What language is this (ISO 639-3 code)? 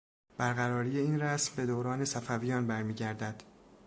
fas